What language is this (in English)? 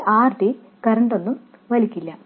Malayalam